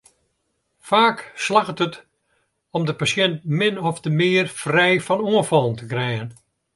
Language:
Western Frisian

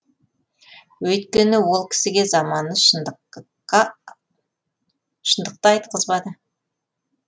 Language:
Kazakh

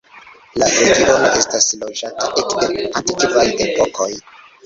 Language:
Esperanto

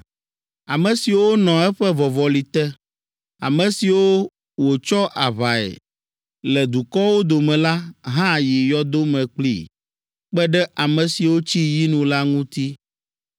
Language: Ewe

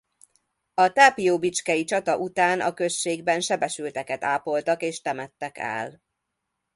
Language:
Hungarian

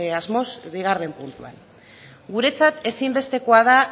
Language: Basque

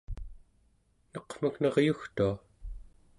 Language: Central Yupik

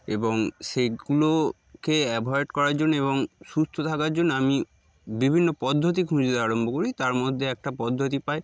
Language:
Bangla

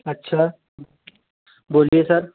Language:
Hindi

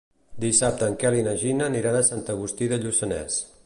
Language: Catalan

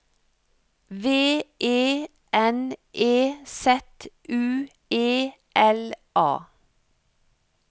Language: Norwegian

